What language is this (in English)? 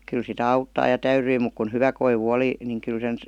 Finnish